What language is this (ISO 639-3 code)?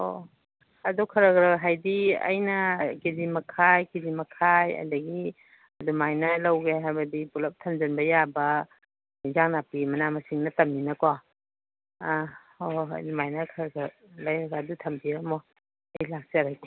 mni